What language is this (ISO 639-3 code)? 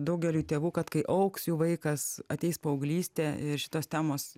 lit